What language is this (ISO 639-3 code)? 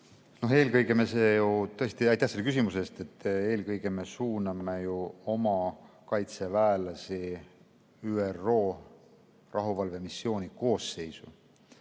est